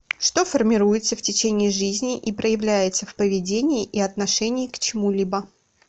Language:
Russian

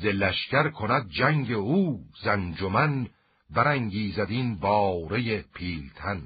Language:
Persian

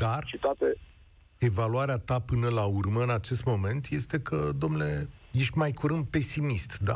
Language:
Romanian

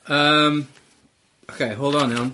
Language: Welsh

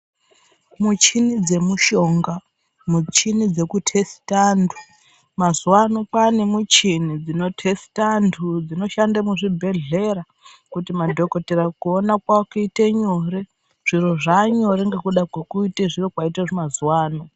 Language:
Ndau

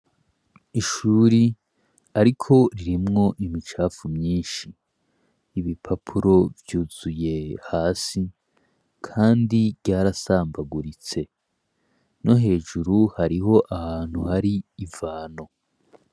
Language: Rundi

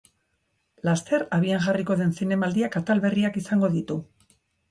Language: Basque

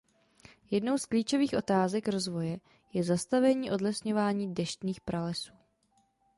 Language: Czech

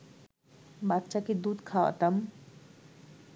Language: Bangla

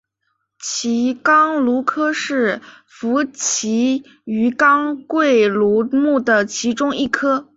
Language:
Chinese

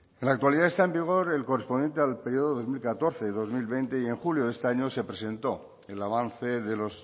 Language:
Spanish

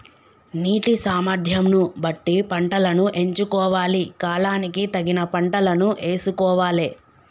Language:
Telugu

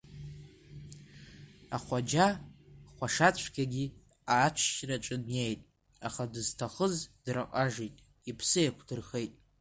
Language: Abkhazian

